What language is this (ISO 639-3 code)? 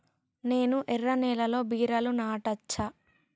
tel